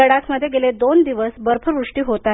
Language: Marathi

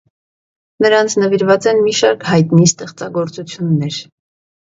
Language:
Armenian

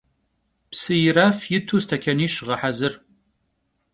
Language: Kabardian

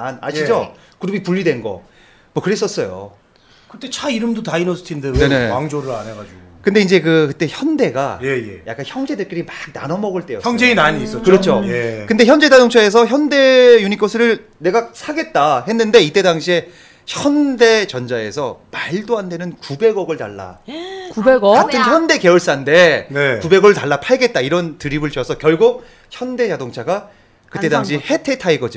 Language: Korean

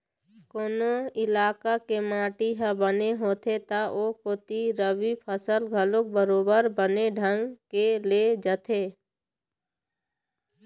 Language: Chhattisgarhi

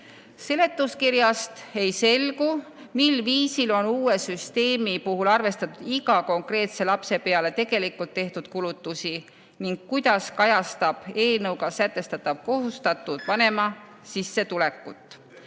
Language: Estonian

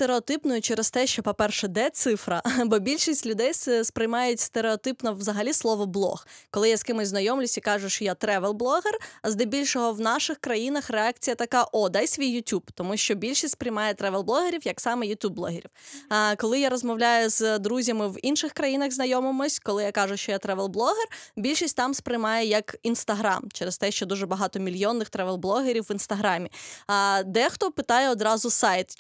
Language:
Ukrainian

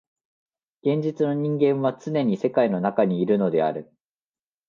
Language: Japanese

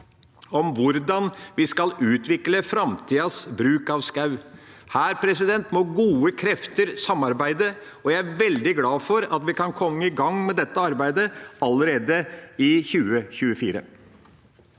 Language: Norwegian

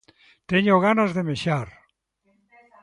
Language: Galician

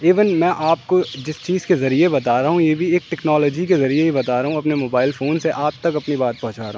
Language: Urdu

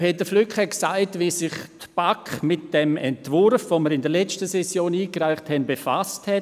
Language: Swiss German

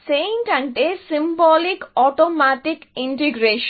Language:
Telugu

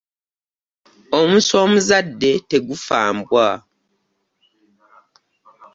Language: Ganda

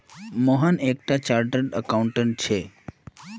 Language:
Magahi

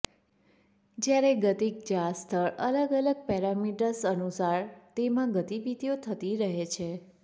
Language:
Gujarati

